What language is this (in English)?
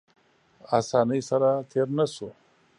Pashto